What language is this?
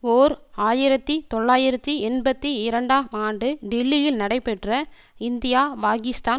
Tamil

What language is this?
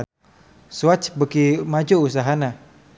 Sundanese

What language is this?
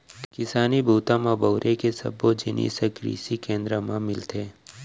Chhattisgarhi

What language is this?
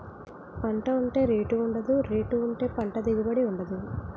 Telugu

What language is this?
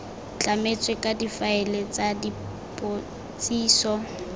Tswana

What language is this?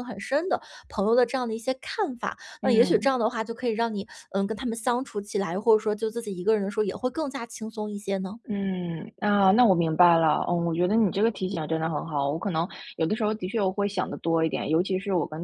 Chinese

